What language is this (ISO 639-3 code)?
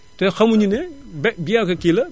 wol